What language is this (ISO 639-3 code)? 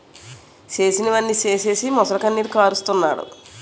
tel